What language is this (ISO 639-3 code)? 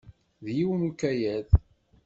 kab